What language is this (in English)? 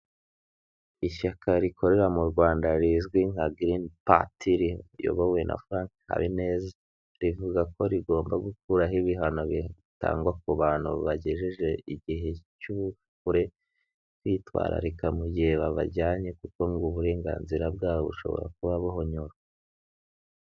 Kinyarwanda